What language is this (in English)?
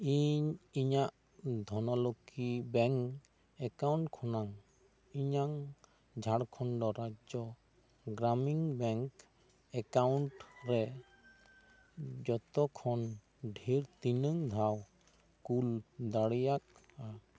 Santali